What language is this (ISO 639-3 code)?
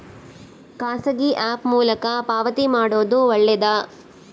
kan